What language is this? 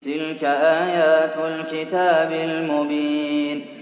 Arabic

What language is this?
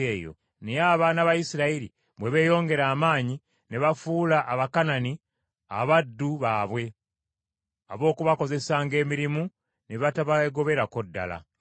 Ganda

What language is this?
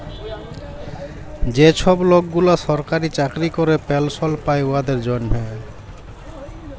Bangla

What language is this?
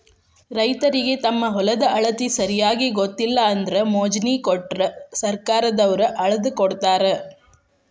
Kannada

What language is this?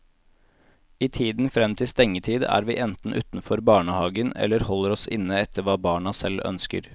Norwegian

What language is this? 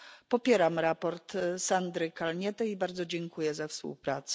Polish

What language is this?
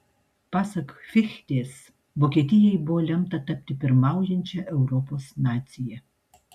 Lithuanian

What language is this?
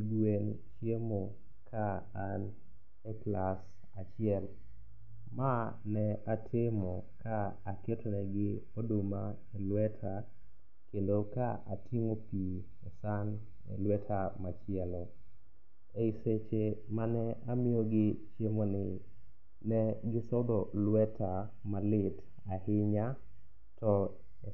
Luo (Kenya and Tanzania)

